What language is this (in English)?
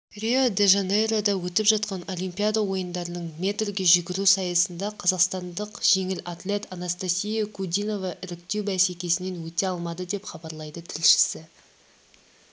Kazakh